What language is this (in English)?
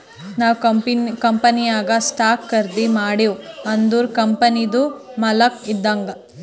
Kannada